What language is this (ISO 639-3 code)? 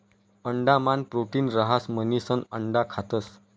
mar